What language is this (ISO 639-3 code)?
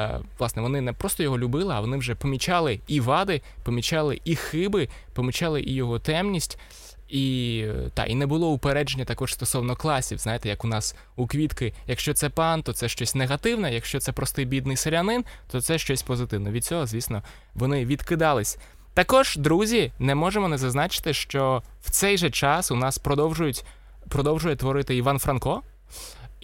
ukr